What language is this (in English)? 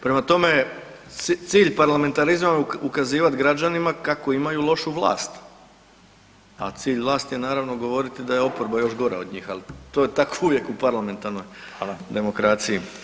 Croatian